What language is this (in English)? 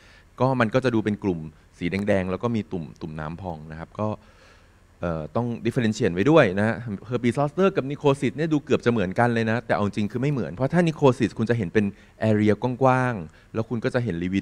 Thai